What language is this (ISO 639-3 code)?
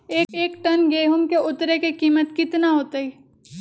mag